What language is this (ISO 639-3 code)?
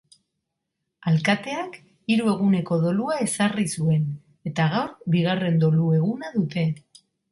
eus